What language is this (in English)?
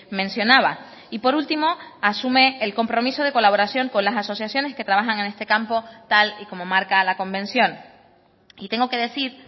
Spanish